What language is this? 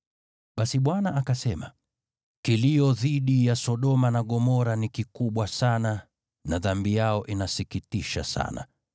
Swahili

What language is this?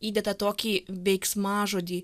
Lithuanian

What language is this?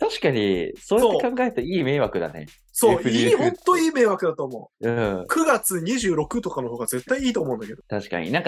Japanese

